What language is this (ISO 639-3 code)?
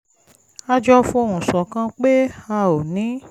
yor